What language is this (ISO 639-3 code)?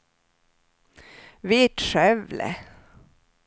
swe